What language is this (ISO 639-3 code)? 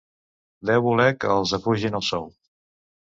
cat